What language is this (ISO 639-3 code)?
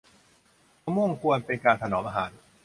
tha